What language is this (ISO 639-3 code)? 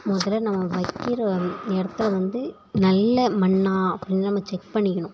tam